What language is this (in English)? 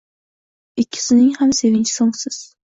Uzbek